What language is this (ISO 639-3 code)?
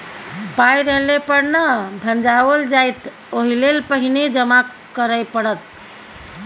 mai